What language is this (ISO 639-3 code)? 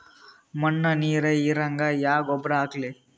kan